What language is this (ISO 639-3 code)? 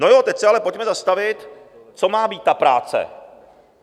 ces